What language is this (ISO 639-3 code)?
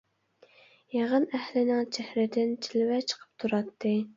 uig